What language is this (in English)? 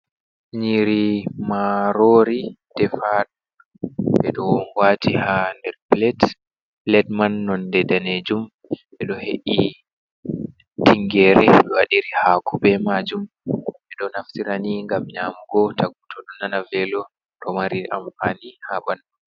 Fula